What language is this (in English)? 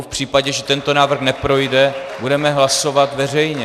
Czech